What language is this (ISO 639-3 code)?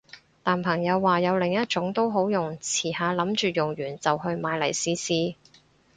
yue